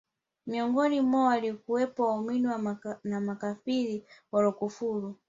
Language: Swahili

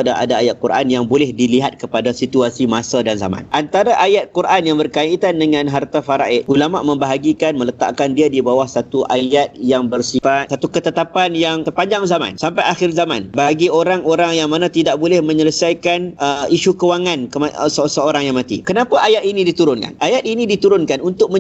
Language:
Malay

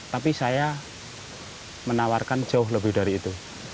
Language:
Indonesian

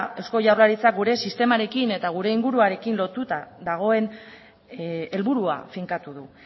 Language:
Basque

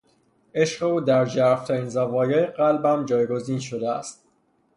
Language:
Persian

